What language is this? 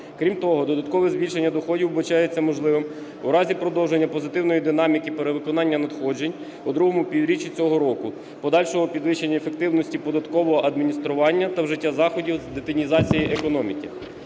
Ukrainian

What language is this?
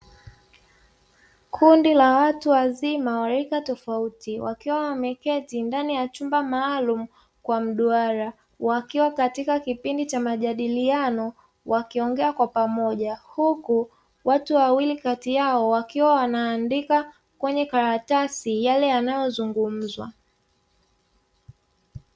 Swahili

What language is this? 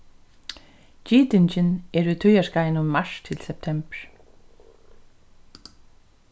Faroese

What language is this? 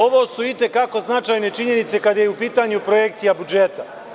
Serbian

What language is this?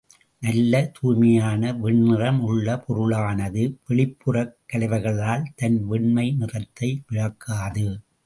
Tamil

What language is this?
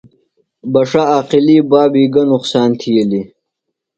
Phalura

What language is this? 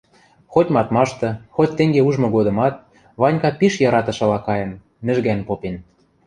Western Mari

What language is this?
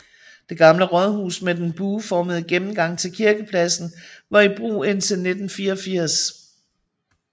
Danish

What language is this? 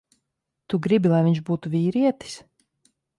Latvian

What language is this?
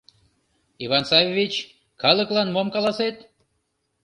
Mari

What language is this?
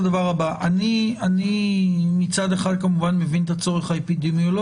Hebrew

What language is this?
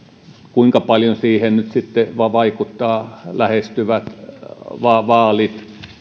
Finnish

